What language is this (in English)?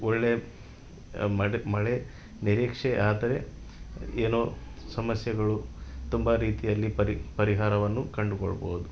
Kannada